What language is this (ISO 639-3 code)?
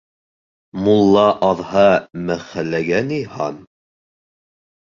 bak